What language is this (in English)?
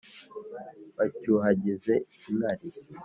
Kinyarwanda